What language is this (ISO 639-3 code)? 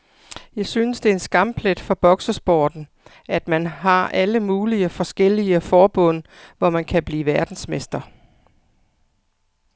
dan